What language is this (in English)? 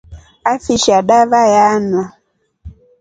Rombo